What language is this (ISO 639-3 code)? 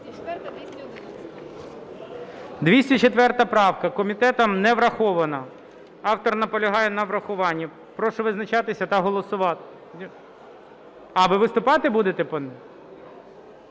ukr